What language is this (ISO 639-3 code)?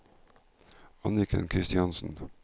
nor